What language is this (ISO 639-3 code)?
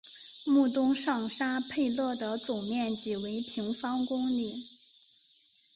zho